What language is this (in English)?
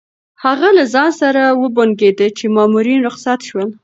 Pashto